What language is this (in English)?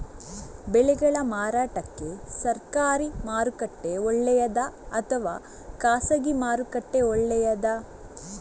Kannada